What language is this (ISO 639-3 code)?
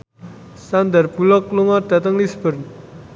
jav